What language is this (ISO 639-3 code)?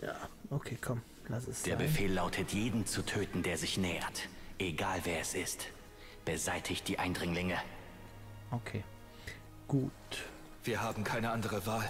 deu